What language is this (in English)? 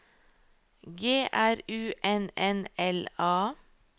Norwegian